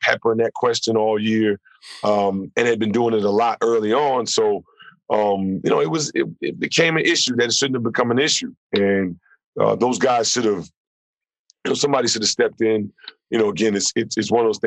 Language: English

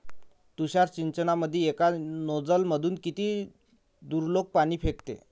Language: Marathi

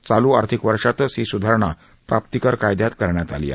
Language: Marathi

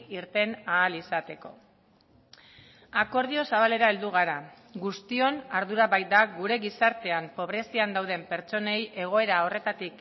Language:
Basque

